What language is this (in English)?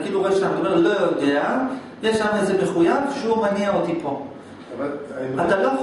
Hebrew